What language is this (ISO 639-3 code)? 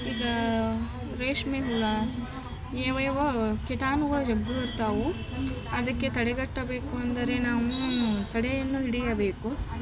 kan